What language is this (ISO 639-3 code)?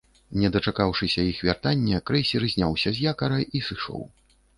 bel